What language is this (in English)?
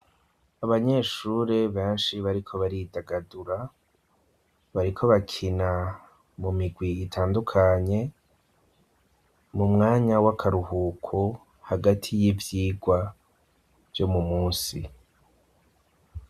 Rundi